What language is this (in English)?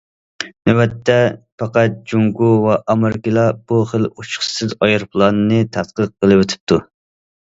Uyghur